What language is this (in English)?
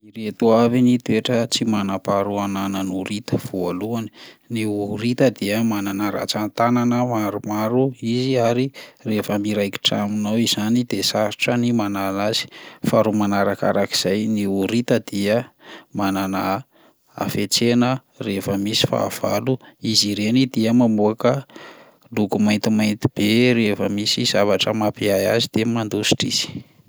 Malagasy